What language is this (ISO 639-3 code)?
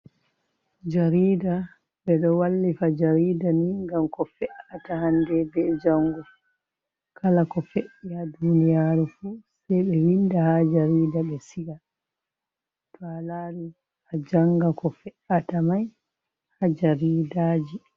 ful